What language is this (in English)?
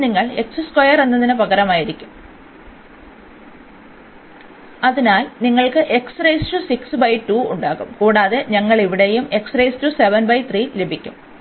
Malayalam